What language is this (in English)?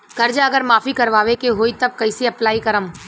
Bhojpuri